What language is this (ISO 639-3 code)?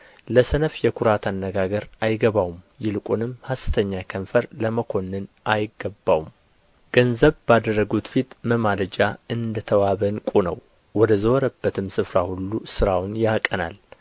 amh